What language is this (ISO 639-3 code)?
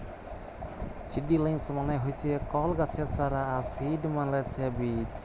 ben